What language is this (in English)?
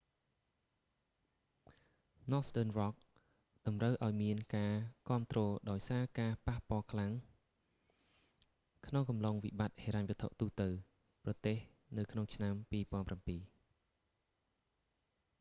Khmer